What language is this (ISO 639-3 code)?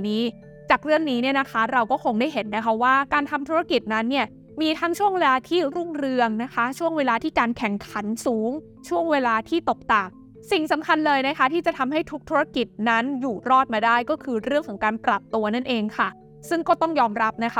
tha